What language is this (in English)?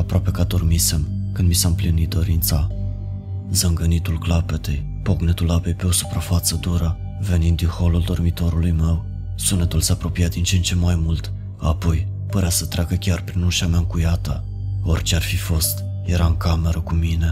Romanian